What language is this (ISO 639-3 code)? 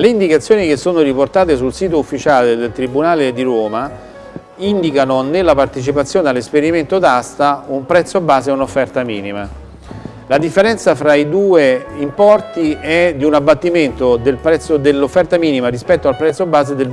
ita